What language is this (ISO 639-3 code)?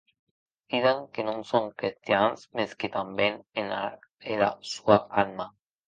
oci